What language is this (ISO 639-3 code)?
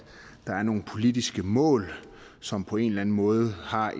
dan